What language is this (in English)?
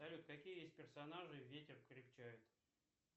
Russian